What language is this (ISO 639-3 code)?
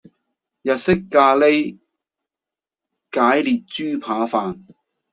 yue